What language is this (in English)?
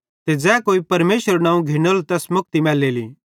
Bhadrawahi